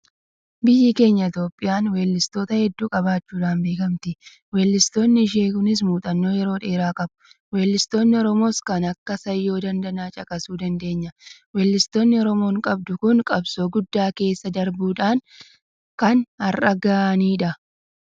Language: Oromo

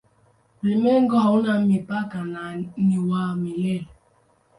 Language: Swahili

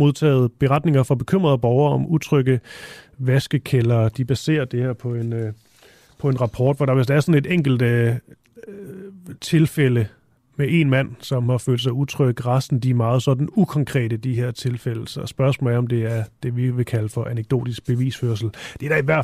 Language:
Danish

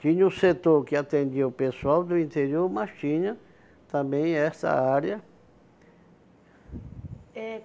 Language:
Portuguese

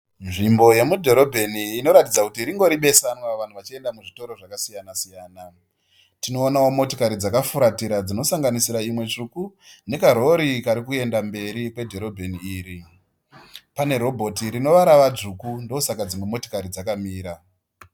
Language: Shona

